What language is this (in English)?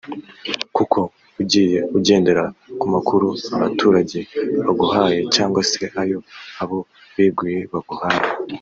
Kinyarwanda